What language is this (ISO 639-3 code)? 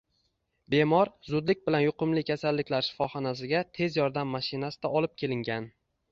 uzb